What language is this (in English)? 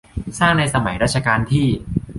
Thai